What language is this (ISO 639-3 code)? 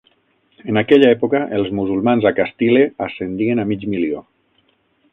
cat